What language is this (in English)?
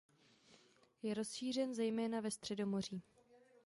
Czech